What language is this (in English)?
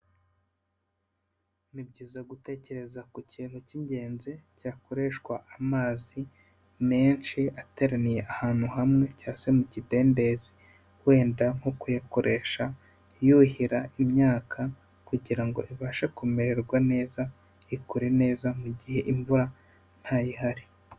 Kinyarwanda